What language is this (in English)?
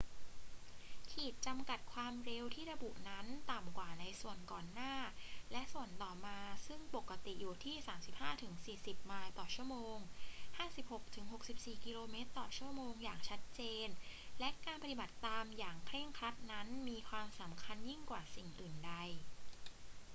Thai